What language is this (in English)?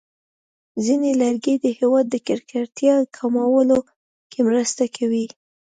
Pashto